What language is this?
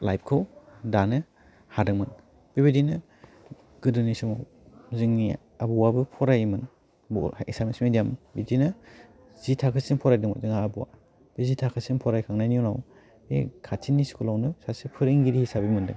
Bodo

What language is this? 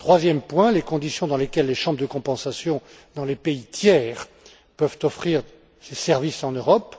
French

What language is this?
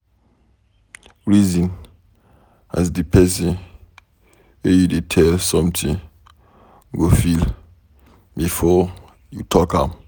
Nigerian Pidgin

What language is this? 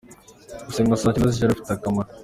Kinyarwanda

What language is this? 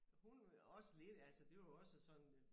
Danish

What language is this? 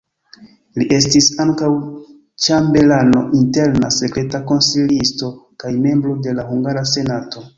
Esperanto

